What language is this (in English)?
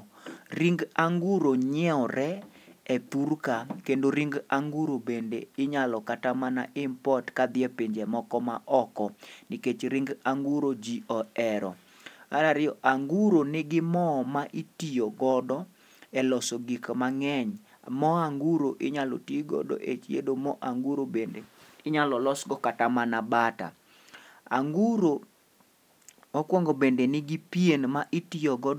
Luo (Kenya and Tanzania)